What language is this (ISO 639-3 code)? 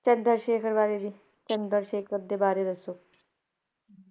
pan